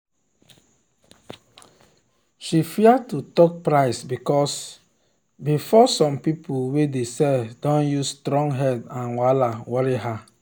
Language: Nigerian Pidgin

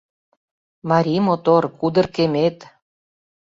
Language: Mari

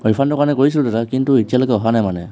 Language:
Assamese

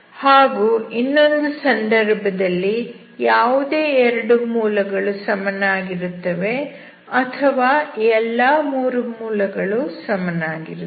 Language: Kannada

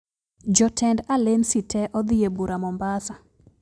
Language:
Luo (Kenya and Tanzania)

